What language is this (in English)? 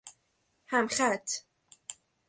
Persian